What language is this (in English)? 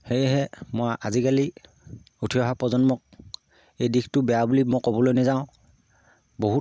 Assamese